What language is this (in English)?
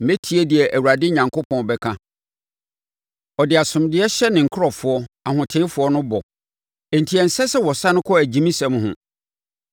Akan